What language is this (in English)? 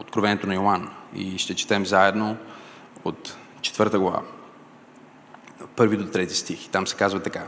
Bulgarian